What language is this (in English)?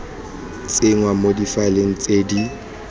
Tswana